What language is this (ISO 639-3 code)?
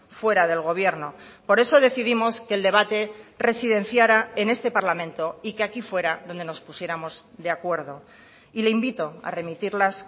spa